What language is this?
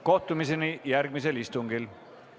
Estonian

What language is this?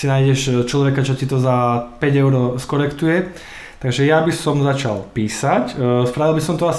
Slovak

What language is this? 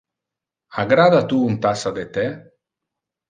Interlingua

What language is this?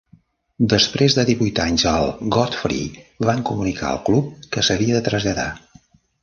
Catalan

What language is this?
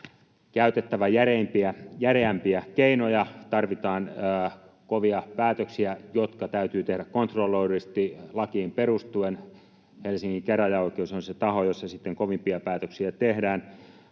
Finnish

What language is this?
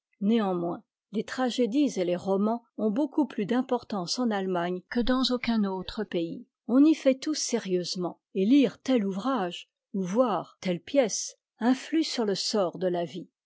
French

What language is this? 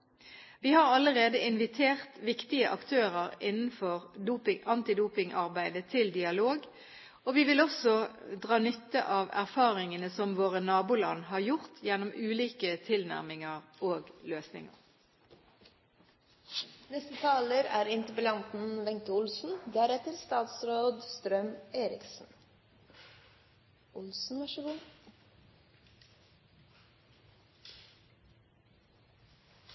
Norwegian Bokmål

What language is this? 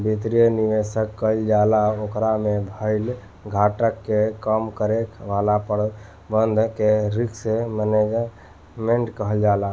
Bhojpuri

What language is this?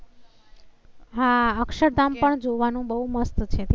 Gujarati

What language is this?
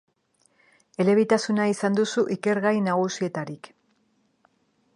Basque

